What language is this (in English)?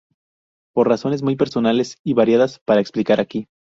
Spanish